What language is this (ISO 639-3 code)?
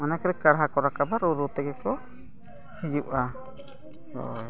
sat